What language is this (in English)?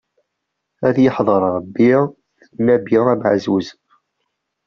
Kabyle